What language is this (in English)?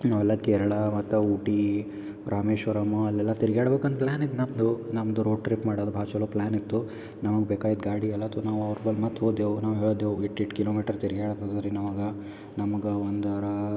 Kannada